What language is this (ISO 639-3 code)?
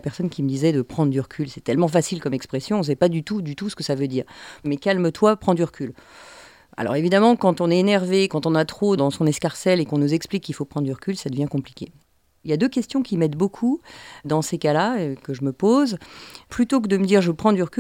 fra